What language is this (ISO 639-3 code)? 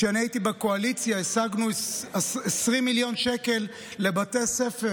heb